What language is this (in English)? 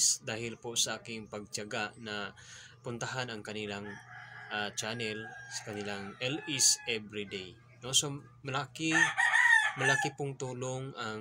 Filipino